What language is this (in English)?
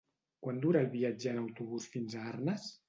Catalan